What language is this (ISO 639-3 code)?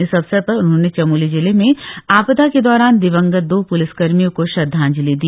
hin